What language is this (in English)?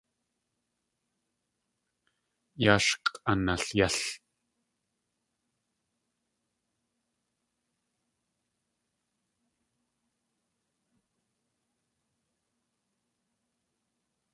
Tlingit